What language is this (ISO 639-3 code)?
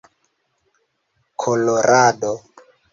epo